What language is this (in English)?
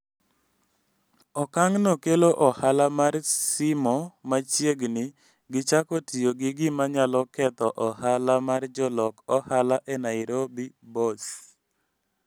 Luo (Kenya and Tanzania)